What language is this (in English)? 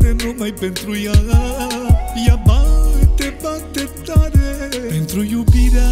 Romanian